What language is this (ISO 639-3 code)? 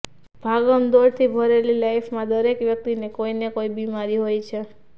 guj